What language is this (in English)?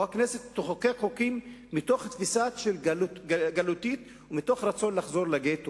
Hebrew